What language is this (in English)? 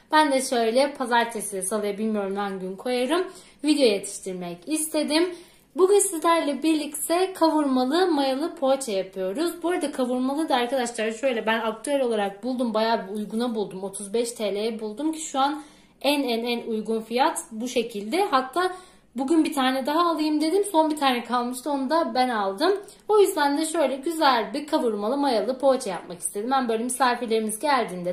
Turkish